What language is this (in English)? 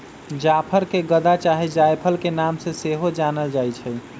Magahi